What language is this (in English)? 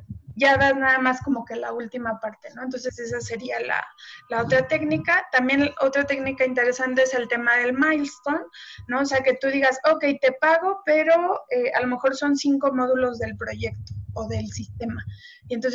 Spanish